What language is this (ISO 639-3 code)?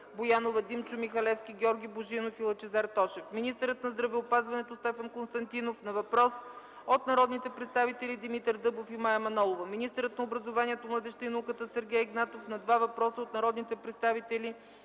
bul